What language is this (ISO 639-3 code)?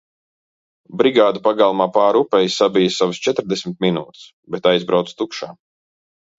lav